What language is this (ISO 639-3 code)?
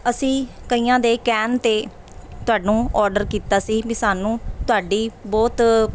pan